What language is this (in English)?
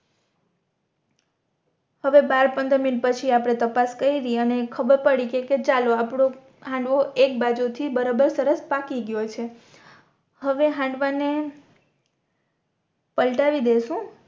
Gujarati